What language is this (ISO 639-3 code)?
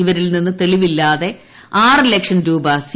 mal